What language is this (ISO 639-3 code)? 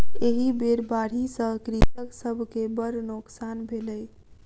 mai